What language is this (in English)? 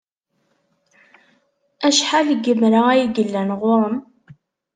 Kabyle